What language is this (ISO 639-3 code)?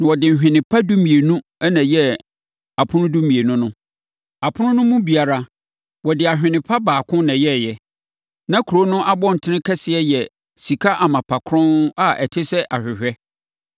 aka